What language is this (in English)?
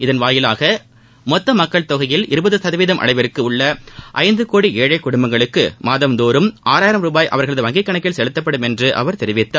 Tamil